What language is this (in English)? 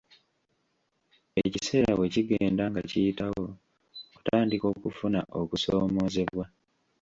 Ganda